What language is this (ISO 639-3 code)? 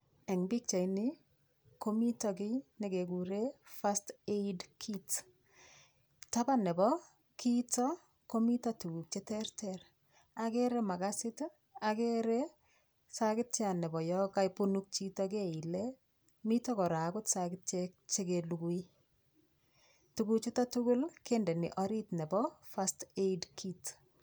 kln